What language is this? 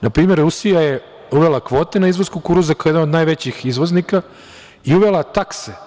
Serbian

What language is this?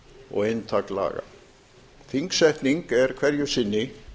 Icelandic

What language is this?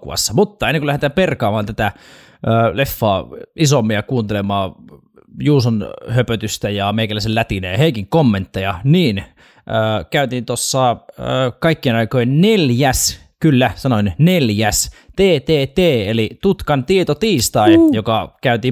Finnish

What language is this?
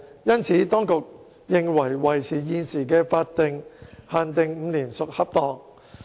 Cantonese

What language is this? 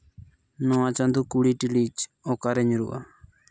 Santali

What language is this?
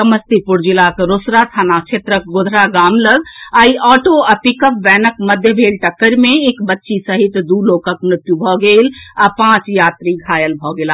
Maithili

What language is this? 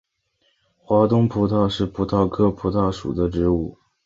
Chinese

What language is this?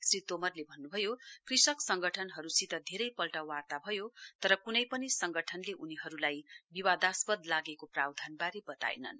Nepali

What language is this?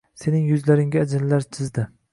Uzbek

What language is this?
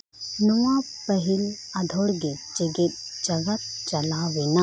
Santali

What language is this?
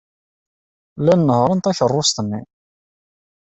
Kabyle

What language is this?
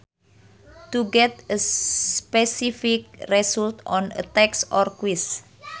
Sundanese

